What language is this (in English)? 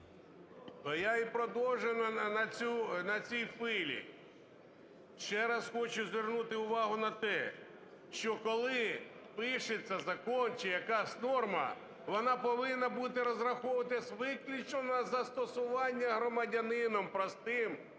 Ukrainian